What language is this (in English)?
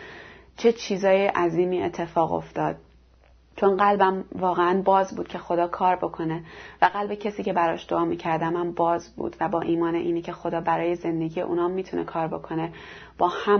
Persian